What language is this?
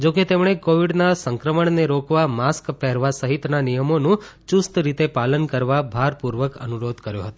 Gujarati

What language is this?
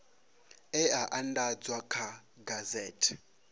Venda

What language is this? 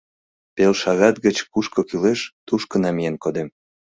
Mari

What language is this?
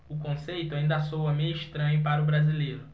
Portuguese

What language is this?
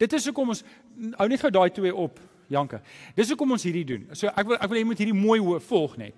Dutch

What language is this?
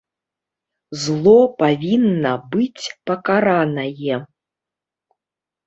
Belarusian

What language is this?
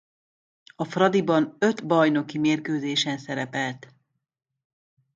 Hungarian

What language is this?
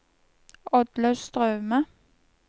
Norwegian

